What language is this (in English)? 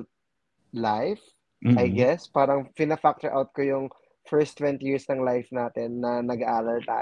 Filipino